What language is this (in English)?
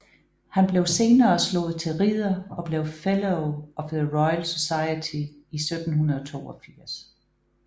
Danish